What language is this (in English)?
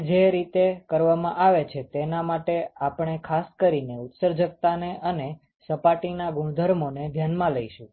Gujarati